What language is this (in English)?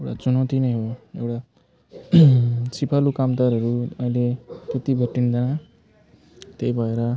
Nepali